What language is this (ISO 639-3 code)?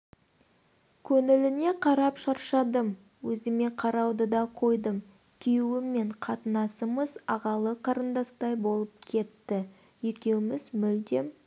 kaz